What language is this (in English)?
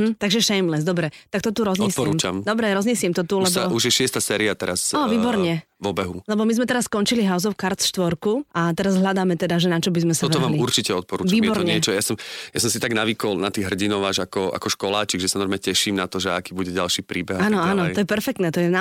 Slovak